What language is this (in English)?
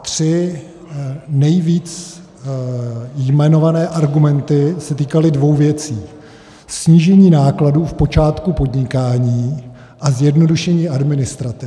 Czech